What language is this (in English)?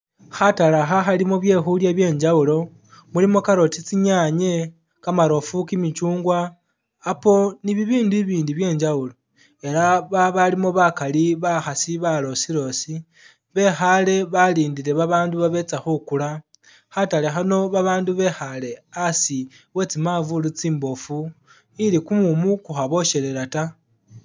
Masaaba